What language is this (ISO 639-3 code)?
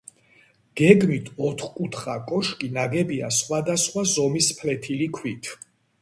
kat